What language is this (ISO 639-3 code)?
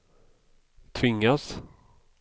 swe